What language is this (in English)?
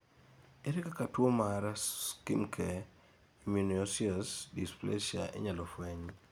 Luo (Kenya and Tanzania)